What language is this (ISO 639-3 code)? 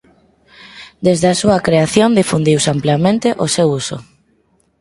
glg